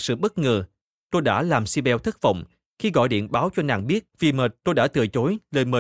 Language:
Vietnamese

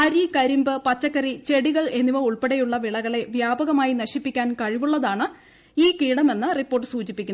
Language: Malayalam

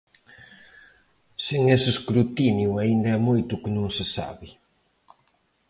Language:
Galician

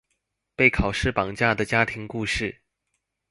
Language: Chinese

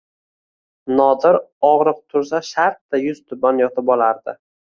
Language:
Uzbek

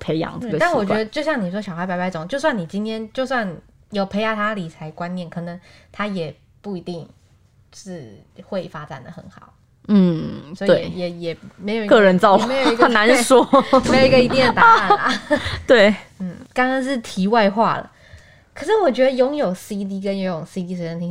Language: Chinese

